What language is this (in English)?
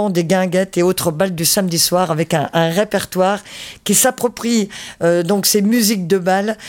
French